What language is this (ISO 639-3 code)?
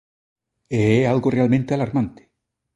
glg